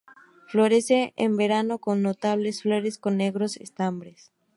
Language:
Spanish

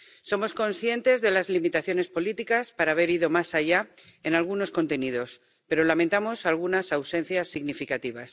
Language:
Spanish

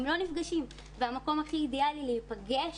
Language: Hebrew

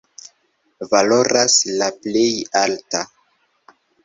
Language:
Esperanto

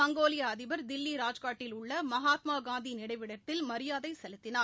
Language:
Tamil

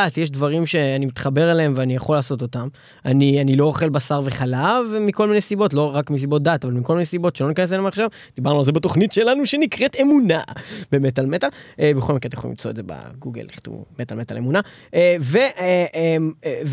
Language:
Hebrew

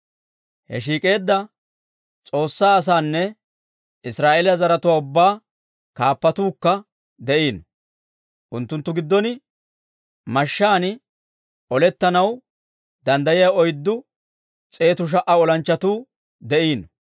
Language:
Dawro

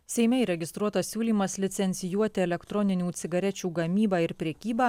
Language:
Lithuanian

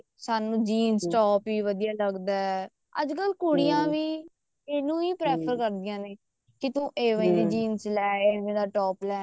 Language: Punjabi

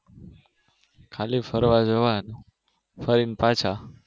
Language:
Gujarati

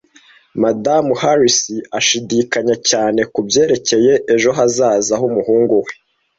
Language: Kinyarwanda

